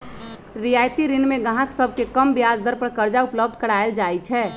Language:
Magahi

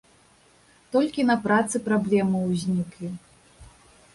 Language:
Belarusian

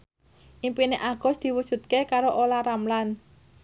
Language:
Javanese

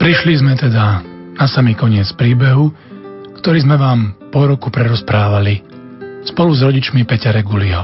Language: Slovak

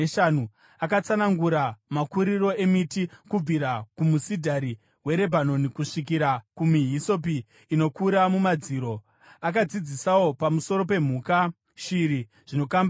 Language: Shona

